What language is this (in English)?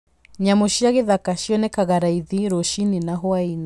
Kikuyu